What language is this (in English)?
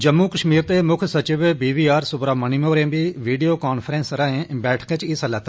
Dogri